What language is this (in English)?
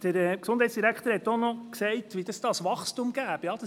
Swiss German